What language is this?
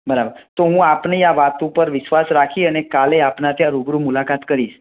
Gujarati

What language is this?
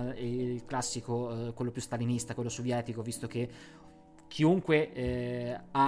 Italian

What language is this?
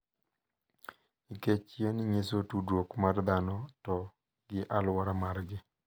Luo (Kenya and Tanzania)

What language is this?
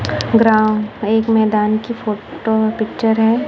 Hindi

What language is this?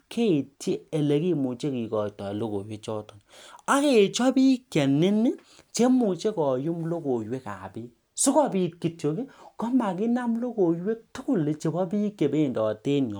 Kalenjin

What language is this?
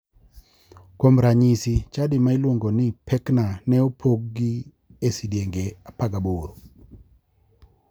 Luo (Kenya and Tanzania)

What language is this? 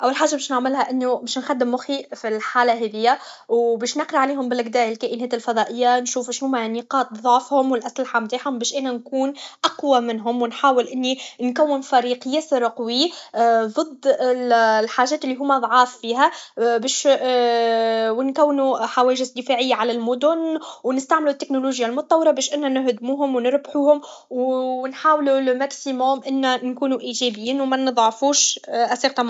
Tunisian Arabic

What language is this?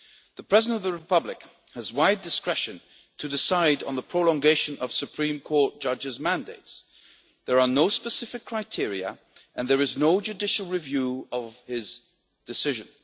English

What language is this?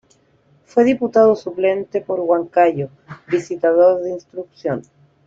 Spanish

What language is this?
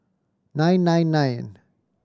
English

